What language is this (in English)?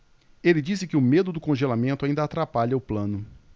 Portuguese